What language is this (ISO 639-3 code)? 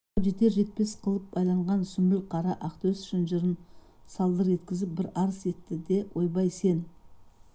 kaz